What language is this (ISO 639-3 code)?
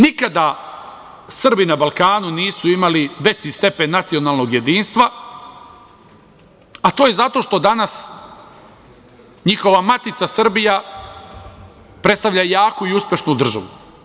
srp